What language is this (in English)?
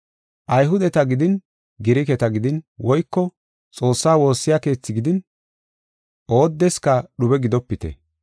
Gofa